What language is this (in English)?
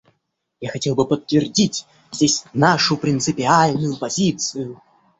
Russian